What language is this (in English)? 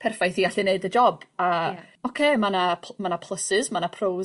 Welsh